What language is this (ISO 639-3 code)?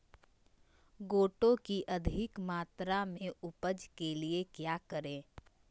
mag